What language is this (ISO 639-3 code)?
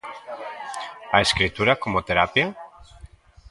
glg